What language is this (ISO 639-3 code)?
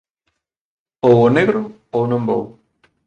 glg